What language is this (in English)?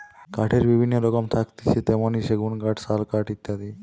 Bangla